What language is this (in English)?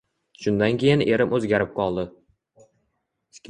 Uzbek